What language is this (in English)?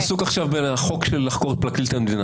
Hebrew